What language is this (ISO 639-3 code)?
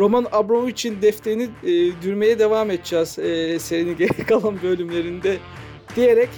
tur